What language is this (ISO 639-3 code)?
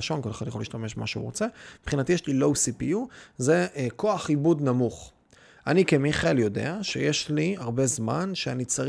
heb